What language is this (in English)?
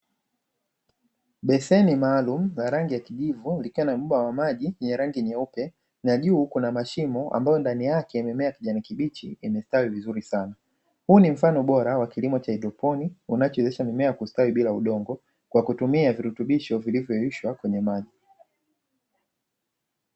Swahili